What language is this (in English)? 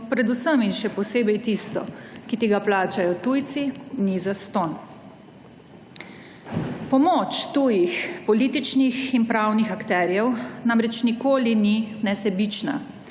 Slovenian